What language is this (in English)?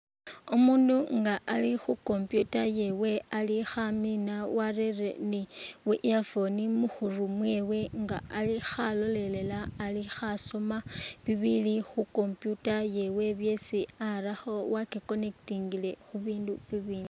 Masaaba